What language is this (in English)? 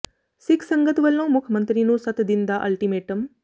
Punjabi